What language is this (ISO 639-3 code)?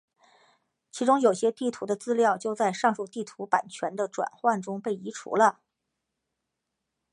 zho